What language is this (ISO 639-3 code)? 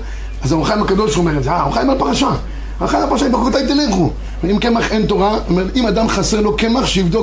heb